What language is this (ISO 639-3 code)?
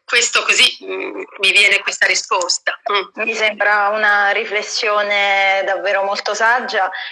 ita